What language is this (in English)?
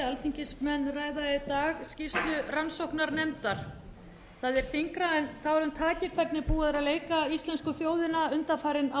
Icelandic